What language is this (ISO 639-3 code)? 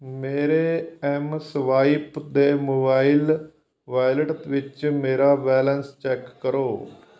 pan